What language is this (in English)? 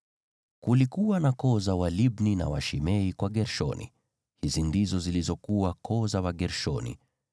Swahili